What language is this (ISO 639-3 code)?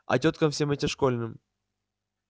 rus